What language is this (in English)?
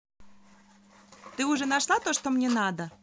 Russian